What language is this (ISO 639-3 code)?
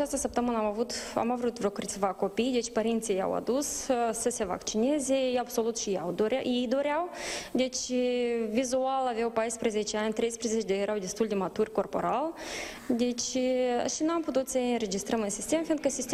ron